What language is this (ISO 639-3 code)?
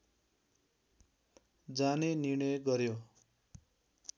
nep